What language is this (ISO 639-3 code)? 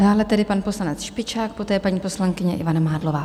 ces